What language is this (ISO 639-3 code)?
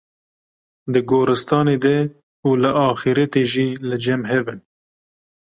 kur